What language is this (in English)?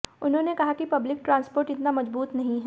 Hindi